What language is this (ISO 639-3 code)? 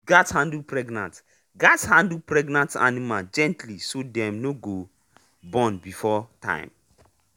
pcm